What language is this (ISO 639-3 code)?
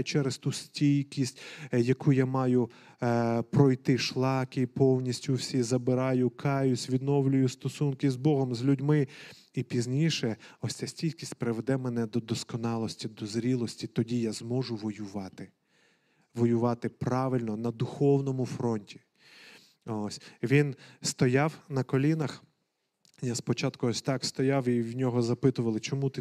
ukr